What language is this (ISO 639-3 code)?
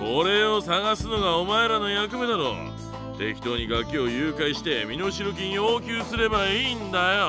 jpn